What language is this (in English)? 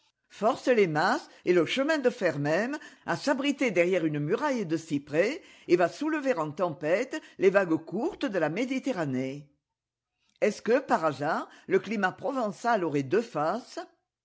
French